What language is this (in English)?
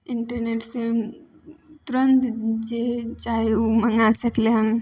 Maithili